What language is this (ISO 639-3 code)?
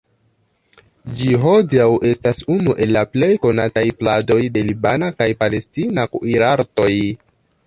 epo